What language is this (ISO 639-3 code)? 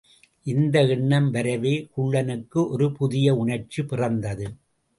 tam